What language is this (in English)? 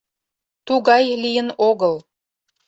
Mari